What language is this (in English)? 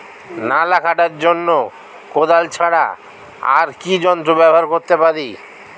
Bangla